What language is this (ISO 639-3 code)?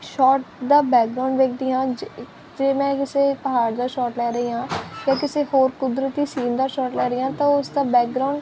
pan